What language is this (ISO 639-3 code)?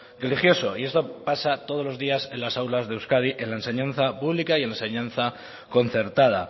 spa